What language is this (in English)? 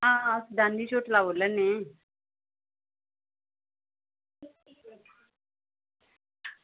Dogri